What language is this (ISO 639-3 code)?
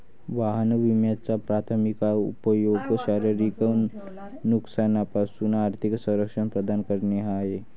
mar